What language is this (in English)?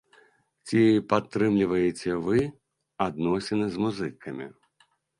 Belarusian